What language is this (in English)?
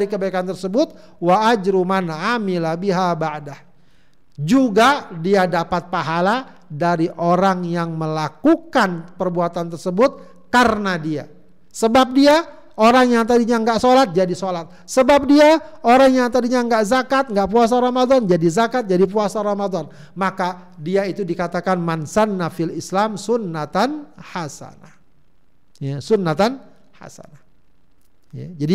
Indonesian